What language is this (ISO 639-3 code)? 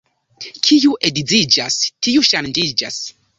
epo